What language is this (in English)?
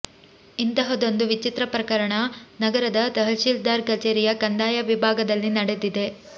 Kannada